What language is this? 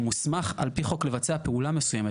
Hebrew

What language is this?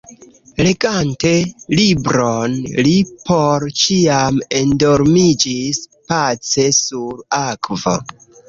Esperanto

